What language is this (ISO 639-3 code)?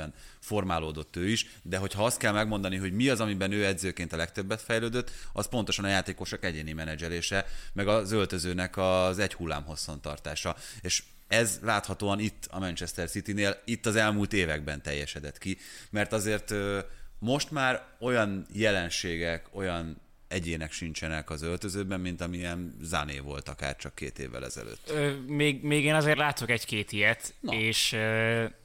hun